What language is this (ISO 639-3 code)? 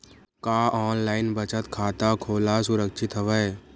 hne